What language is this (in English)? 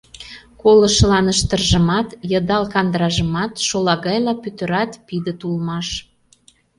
Mari